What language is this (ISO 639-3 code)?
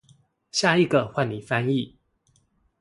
zho